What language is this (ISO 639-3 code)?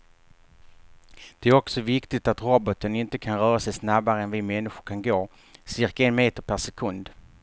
swe